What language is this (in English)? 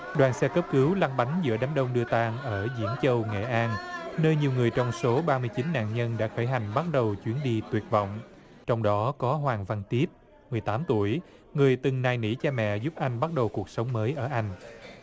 Vietnamese